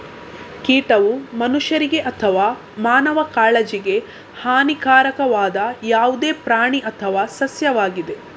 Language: Kannada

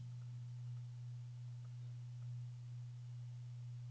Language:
Norwegian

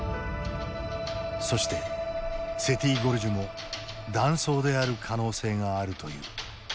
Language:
Japanese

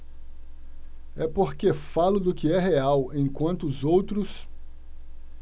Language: Portuguese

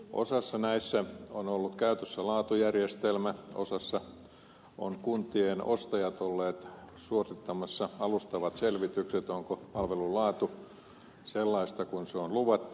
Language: Finnish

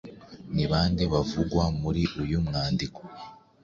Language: Kinyarwanda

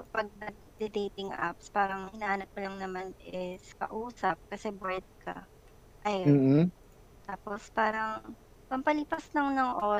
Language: Filipino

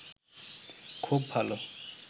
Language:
Bangla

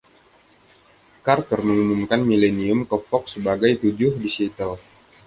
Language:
Indonesian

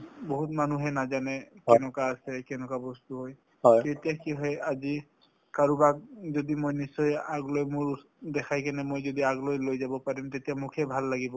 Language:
Assamese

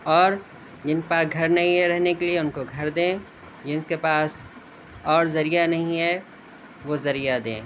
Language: Urdu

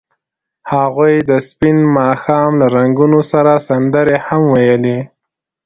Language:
Pashto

